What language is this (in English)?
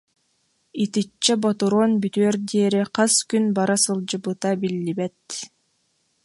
Yakut